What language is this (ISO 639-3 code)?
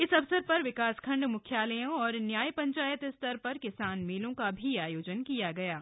hin